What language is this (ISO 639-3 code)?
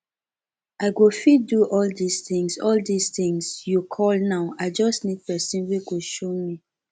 pcm